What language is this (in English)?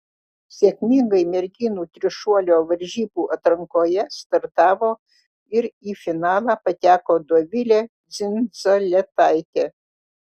Lithuanian